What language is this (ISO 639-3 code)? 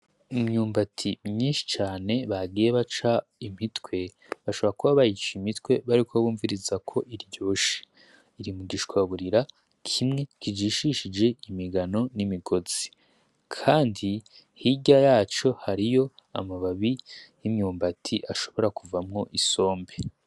run